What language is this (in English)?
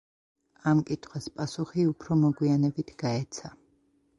Georgian